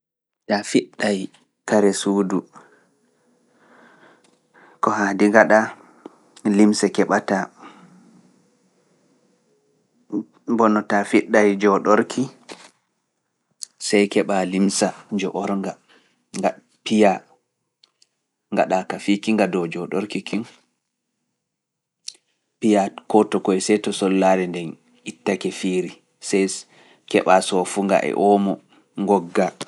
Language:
Fula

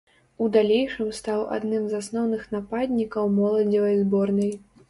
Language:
Belarusian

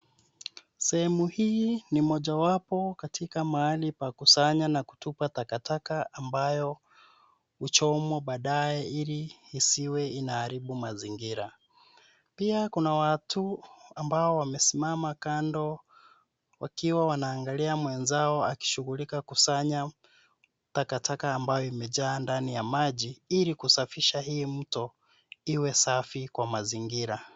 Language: Swahili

